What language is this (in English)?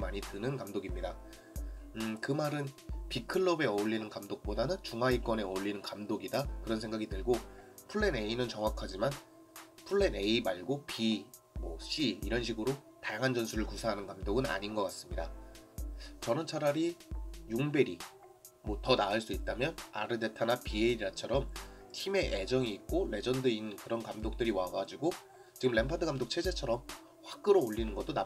Korean